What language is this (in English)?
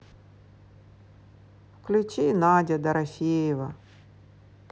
Russian